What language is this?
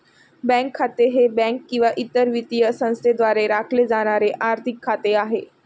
Marathi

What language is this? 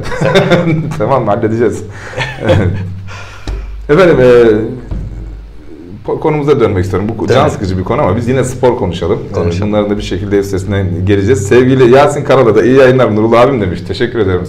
Turkish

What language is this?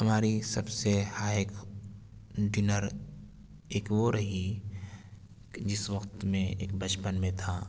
Urdu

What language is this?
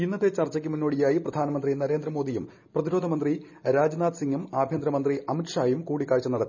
Malayalam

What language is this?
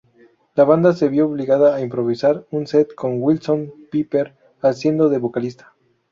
Spanish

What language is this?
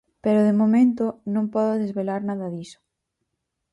Galician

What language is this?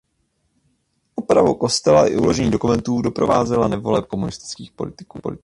Czech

